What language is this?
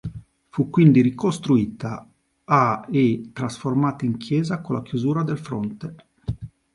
Italian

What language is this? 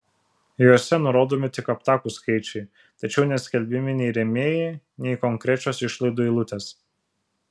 Lithuanian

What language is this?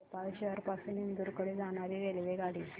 Marathi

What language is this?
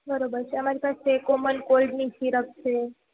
Gujarati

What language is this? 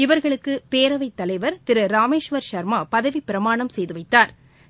Tamil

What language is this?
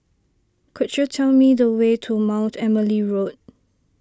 English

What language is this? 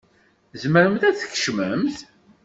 Kabyle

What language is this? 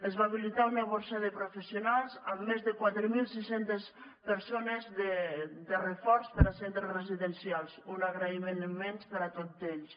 Catalan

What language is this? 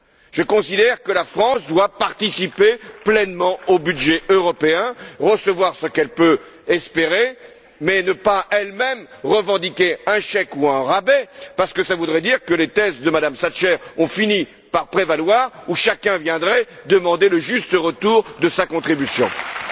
French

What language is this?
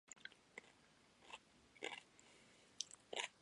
Japanese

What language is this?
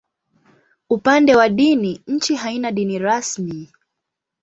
Swahili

